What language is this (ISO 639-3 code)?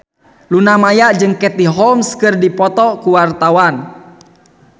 sun